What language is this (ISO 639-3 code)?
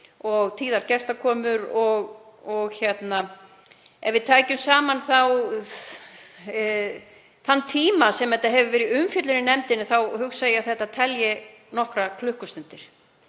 isl